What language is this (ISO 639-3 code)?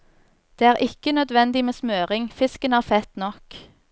nor